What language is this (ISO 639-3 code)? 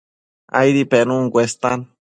mcf